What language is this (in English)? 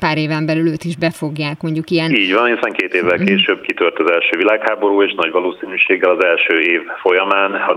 Hungarian